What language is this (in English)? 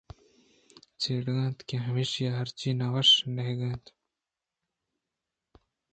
Eastern Balochi